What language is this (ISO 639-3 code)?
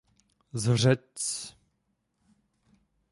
ces